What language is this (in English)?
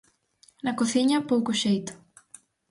Galician